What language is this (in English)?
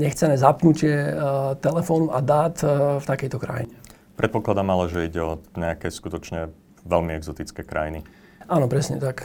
Slovak